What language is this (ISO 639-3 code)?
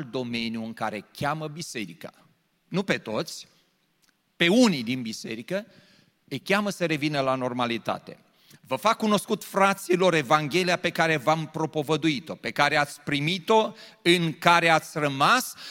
ron